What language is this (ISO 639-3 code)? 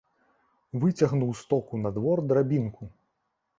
bel